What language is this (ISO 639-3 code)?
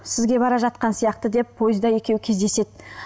kaz